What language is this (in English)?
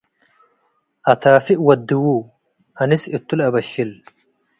Tigre